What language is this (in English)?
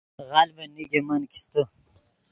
Yidgha